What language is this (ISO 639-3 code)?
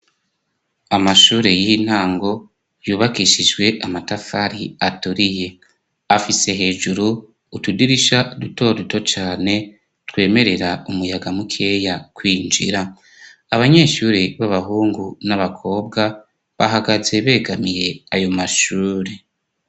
run